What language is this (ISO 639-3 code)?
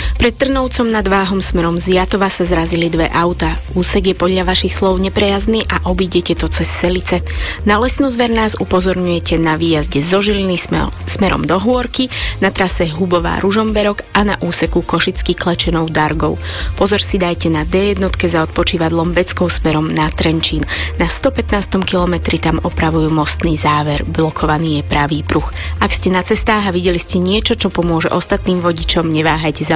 slk